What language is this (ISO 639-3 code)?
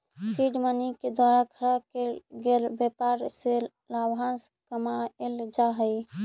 mag